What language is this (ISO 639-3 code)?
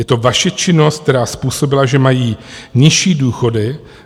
ces